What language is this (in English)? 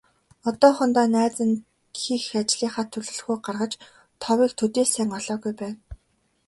Mongolian